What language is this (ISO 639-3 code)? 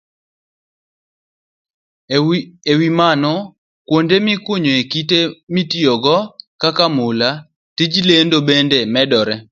luo